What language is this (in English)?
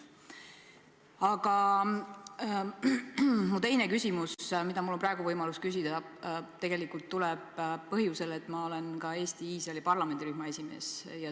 Estonian